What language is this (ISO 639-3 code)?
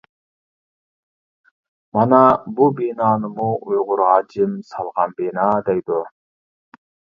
uig